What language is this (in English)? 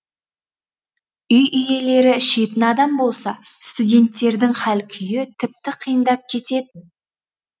Kazakh